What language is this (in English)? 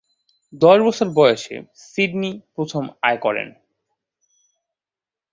Bangla